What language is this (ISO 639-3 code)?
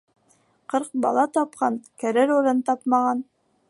bak